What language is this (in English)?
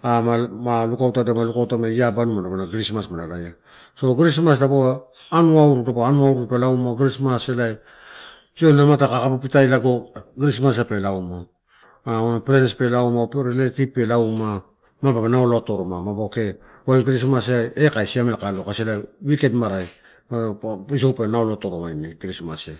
Torau